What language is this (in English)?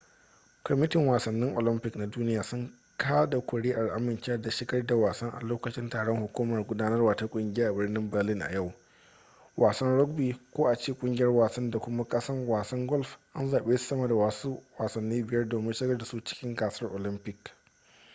Hausa